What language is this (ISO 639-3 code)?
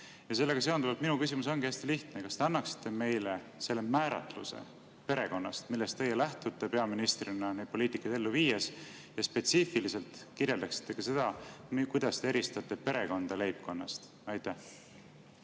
est